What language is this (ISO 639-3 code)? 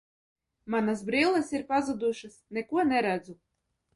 lav